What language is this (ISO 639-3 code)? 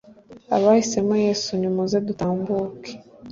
kin